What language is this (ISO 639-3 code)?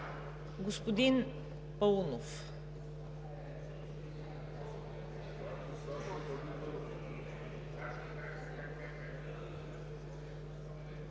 bul